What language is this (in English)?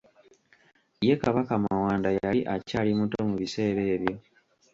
Ganda